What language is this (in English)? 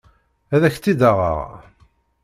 Kabyle